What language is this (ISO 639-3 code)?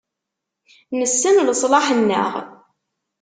kab